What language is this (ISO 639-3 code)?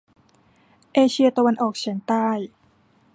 tha